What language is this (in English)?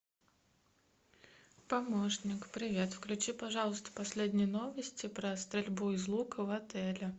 Russian